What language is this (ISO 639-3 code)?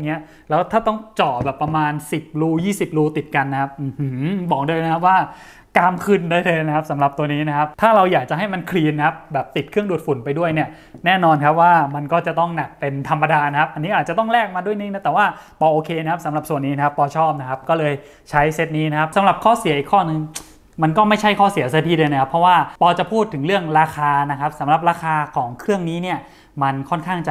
tha